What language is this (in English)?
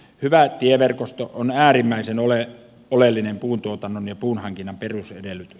Finnish